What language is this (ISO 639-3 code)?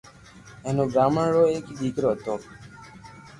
lrk